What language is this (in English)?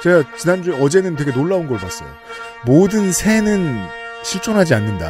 Korean